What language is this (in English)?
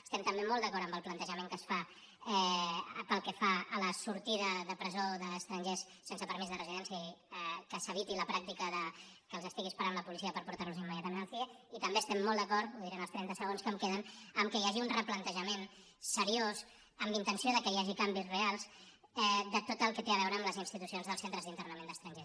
Catalan